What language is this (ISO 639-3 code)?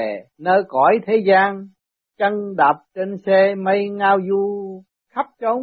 vie